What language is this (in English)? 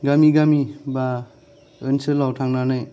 Bodo